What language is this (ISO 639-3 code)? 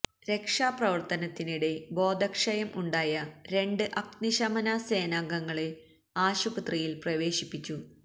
mal